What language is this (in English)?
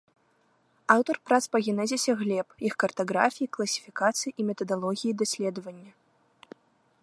Belarusian